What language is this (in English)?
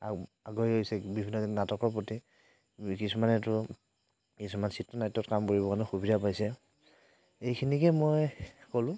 Assamese